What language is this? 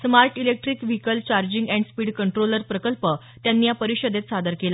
Marathi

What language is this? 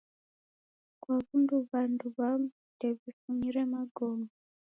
Taita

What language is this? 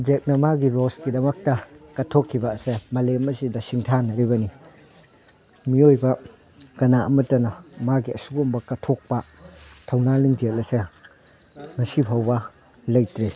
Manipuri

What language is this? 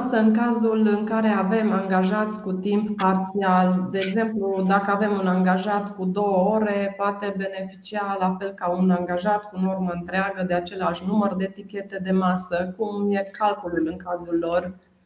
Romanian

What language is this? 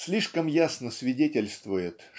Russian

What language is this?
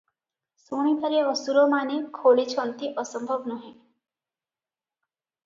Odia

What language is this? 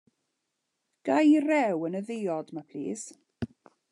Welsh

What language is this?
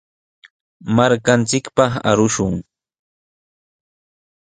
Sihuas Ancash Quechua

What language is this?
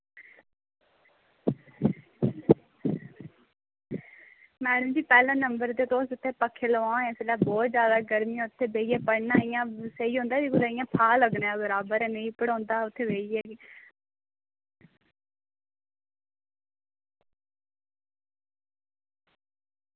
Dogri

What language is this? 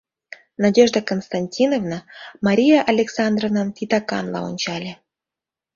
Mari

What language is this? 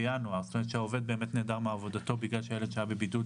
Hebrew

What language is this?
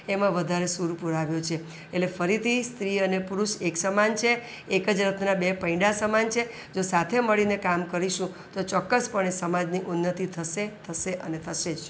Gujarati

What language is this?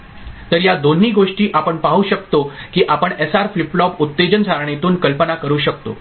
Marathi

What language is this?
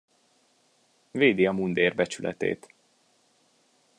Hungarian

